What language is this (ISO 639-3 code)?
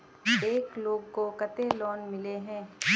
mag